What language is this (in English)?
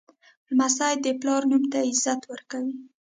Pashto